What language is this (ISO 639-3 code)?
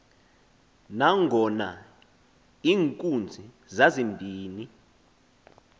xho